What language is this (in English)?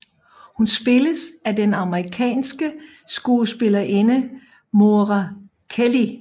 Danish